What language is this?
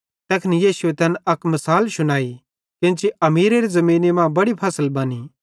Bhadrawahi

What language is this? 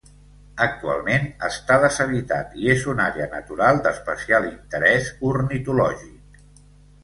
Catalan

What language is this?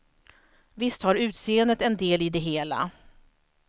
Swedish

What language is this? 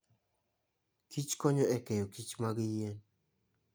Luo (Kenya and Tanzania)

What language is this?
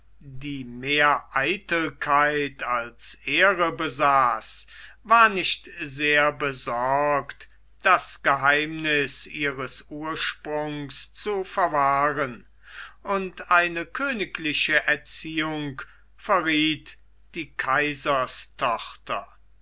German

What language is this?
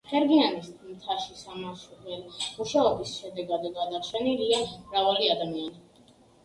Georgian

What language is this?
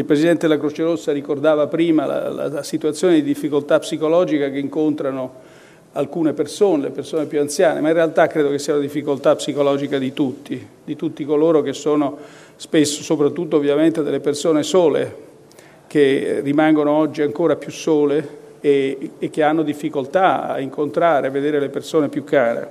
Italian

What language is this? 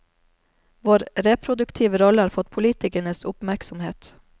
Norwegian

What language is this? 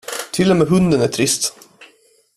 Swedish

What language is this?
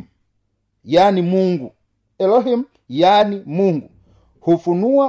Swahili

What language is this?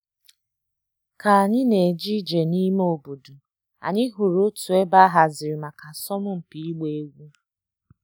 Igbo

